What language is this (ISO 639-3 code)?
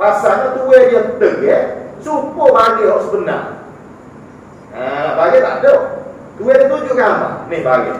msa